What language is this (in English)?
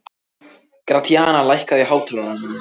Icelandic